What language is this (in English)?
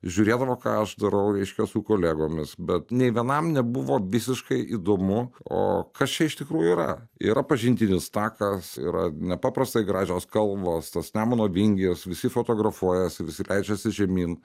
Lithuanian